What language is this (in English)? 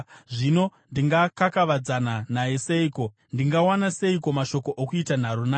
Shona